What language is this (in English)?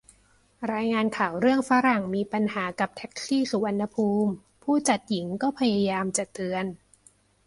Thai